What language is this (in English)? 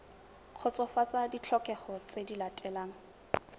Tswana